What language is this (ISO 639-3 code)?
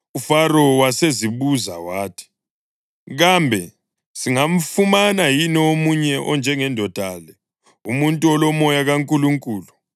nde